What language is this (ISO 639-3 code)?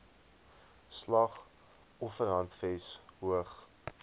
afr